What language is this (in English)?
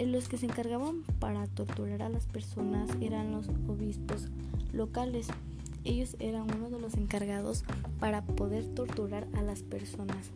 Spanish